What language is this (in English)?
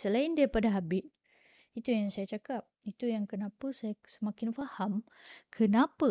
Malay